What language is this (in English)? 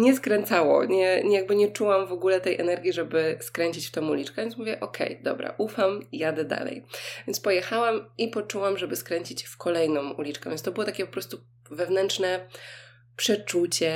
Polish